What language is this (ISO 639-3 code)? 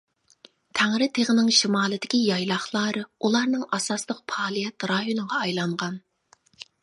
uig